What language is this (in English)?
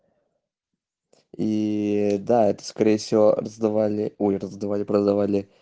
Russian